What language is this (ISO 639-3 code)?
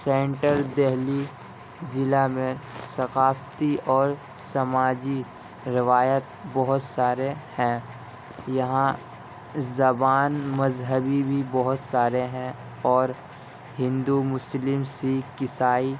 urd